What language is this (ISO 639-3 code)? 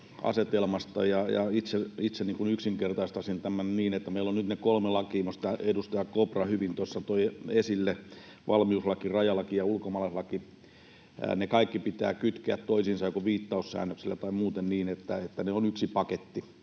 fin